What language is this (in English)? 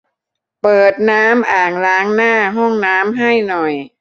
Thai